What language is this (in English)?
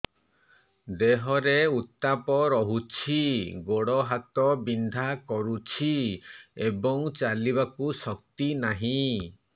Odia